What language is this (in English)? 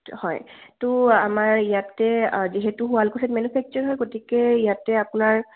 Assamese